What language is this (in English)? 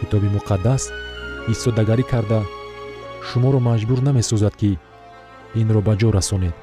Persian